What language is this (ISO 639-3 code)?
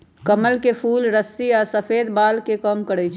mag